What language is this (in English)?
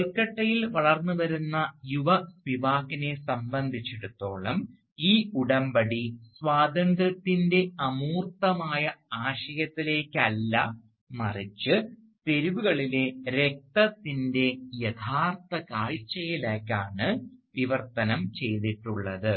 Malayalam